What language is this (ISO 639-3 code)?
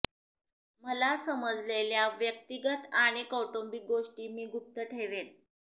mar